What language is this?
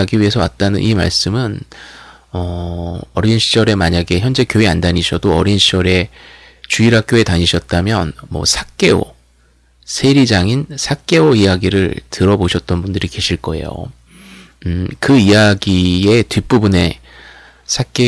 Korean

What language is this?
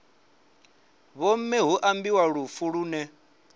Venda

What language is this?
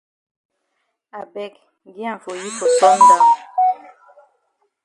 Cameroon Pidgin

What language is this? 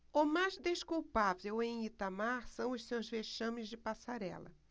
Portuguese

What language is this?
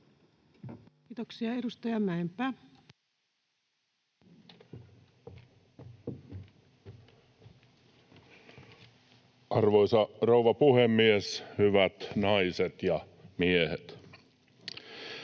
Finnish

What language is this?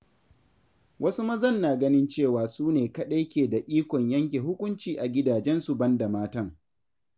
Hausa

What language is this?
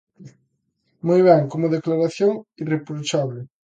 Galician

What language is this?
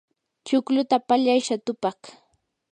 Yanahuanca Pasco Quechua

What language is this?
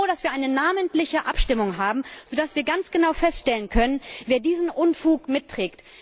German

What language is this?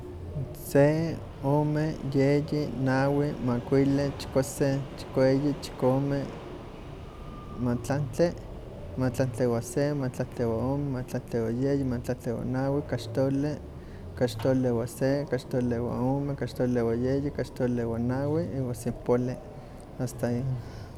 Huaxcaleca Nahuatl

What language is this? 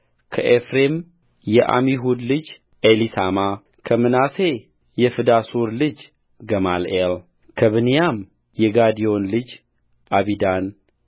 Amharic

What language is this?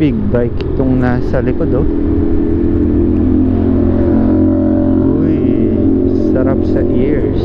Filipino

